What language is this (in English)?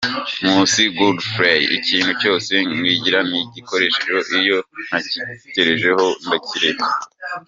Kinyarwanda